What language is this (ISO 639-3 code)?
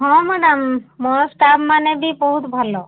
ori